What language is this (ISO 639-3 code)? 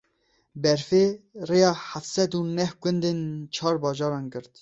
kur